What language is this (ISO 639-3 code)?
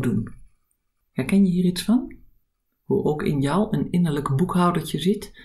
nld